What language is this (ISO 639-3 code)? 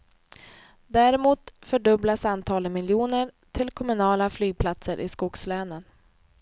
swe